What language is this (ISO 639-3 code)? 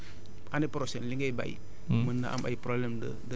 wol